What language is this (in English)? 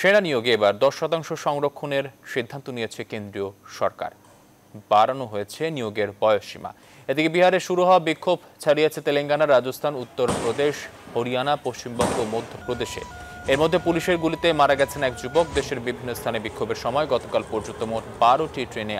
Turkish